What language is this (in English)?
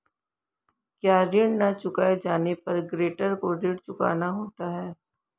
Hindi